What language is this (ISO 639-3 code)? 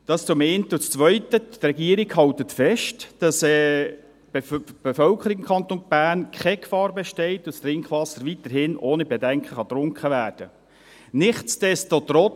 gsw